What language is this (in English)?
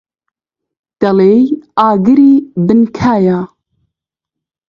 Central Kurdish